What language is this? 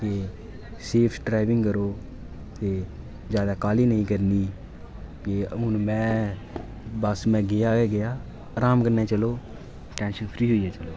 Dogri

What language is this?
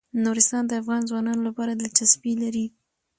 Pashto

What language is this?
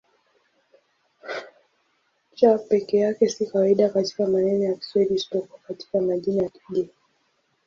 Swahili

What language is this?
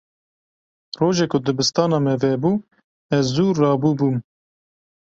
Kurdish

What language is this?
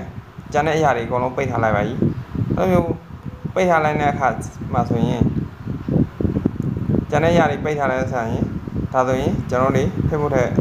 Thai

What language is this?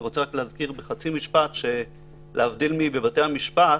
Hebrew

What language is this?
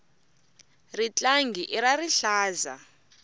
Tsonga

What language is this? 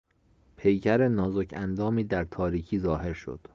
Persian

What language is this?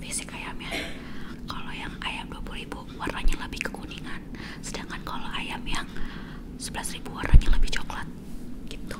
Indonesian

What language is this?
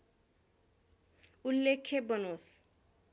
Nepali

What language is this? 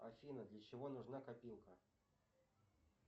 Russian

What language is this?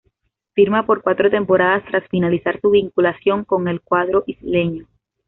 Spanish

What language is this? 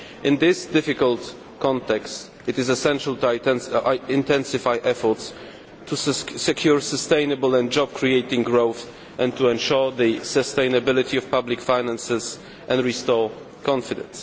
English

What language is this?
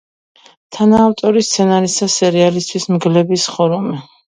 Georgian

